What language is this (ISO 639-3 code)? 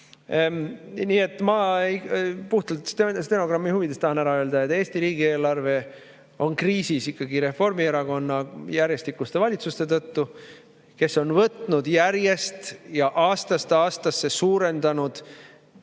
est